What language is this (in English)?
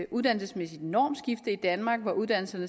Danish